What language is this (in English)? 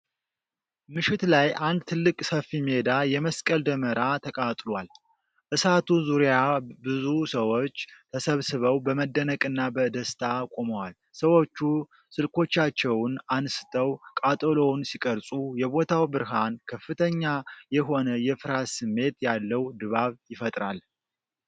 Amharic